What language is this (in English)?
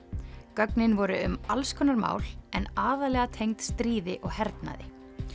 Icelandic